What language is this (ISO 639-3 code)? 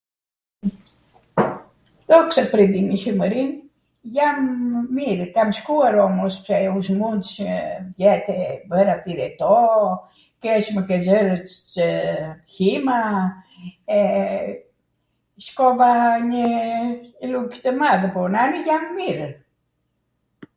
aat